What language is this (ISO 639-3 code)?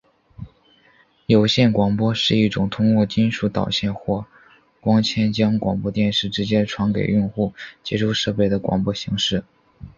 zho